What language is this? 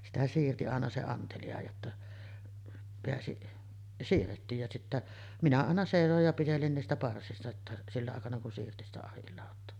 Finnish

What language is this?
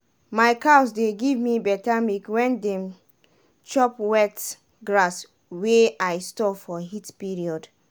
Nigerian Pidgin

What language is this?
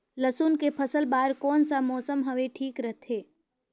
Chhattisgarhi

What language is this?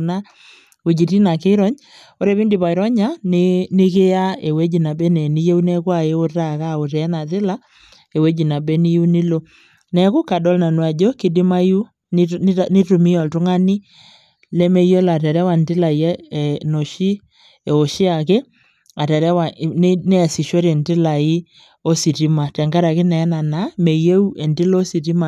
Masai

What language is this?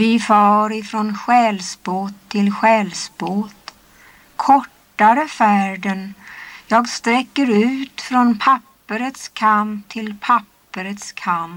Swedish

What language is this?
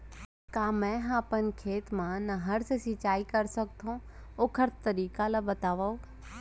Chhattisgarhi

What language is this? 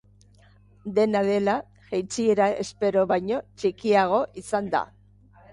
Basque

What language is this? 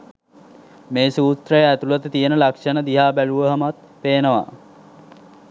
Sinhala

